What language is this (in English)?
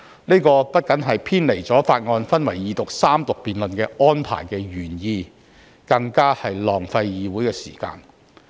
Cantonese